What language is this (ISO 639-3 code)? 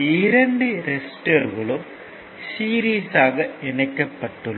tam